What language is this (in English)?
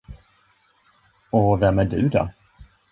Swedish